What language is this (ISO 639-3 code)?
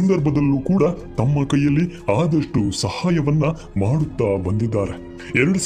kan